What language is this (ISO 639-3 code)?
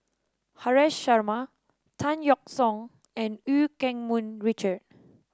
eng